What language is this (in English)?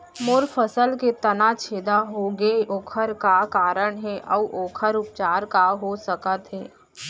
Chhattisgarhi